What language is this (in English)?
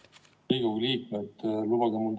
Estonian